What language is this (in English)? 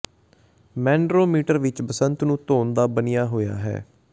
Punjabi